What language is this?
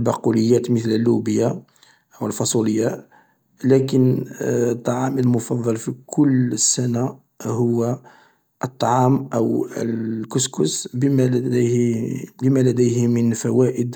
Algerian Arabic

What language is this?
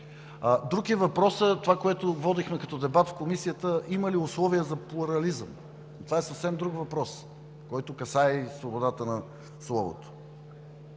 Bulgarian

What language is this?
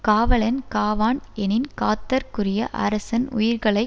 Tamil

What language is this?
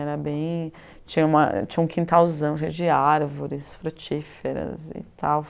Portuguese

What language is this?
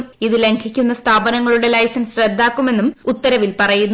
Malayalam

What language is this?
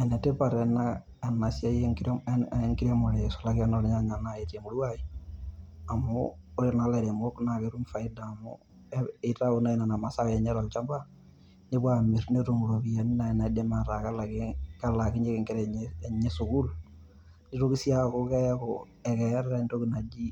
Masai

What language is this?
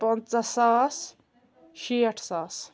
Kashmiri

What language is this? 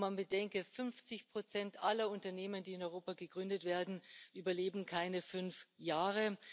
German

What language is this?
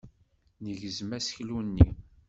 Kabyle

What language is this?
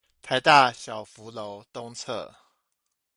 Chinese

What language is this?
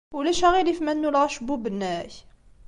Kabyle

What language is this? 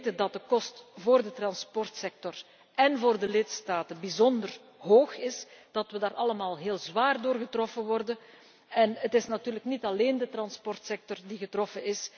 Dutch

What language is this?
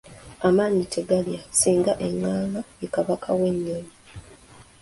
Ganda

